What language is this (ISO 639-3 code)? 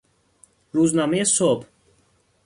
fas